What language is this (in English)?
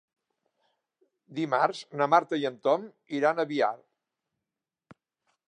Catalan